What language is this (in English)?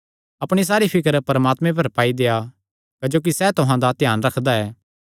Kangri